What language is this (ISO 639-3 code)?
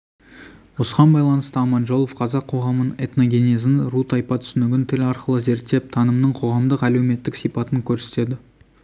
kaz